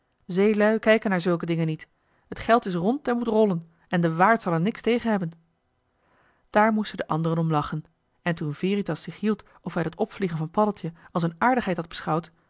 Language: Dutch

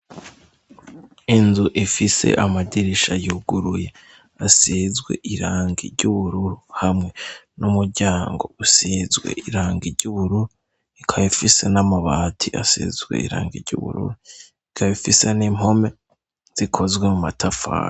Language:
Rundi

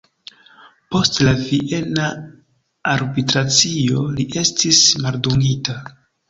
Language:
Esperanto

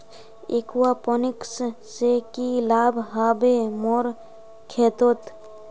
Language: Magahi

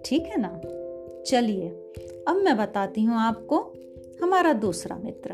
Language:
Hindi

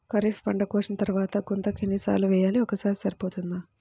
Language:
Telugu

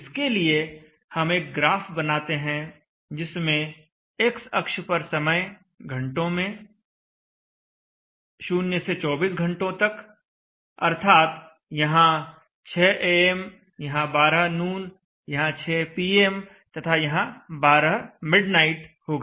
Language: Hindi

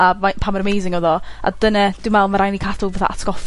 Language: Welsh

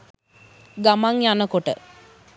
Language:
Sinhala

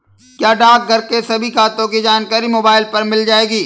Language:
Hindi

